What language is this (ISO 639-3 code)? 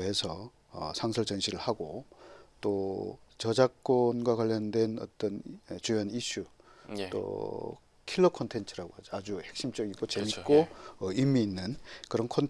kor